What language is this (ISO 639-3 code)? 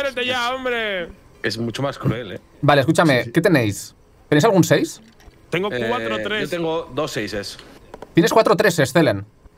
spa